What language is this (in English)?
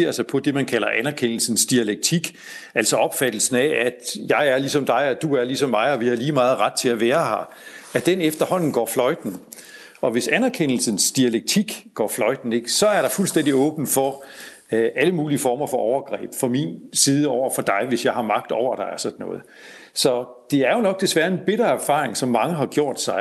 Danish